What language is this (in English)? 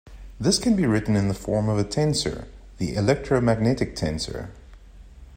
English